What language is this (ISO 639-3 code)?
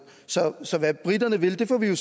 dan